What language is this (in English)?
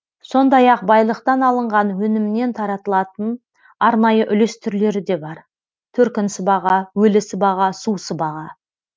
Kazakh